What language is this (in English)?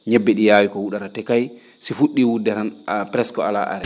Fula